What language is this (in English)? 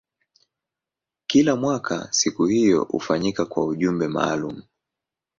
Swahili